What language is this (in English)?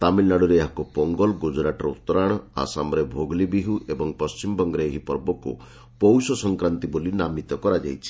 Odia